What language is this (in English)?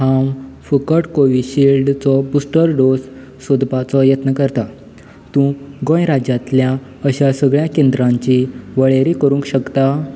Konkani